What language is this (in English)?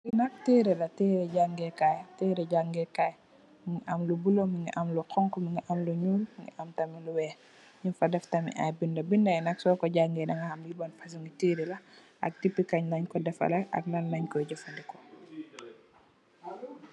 Wolof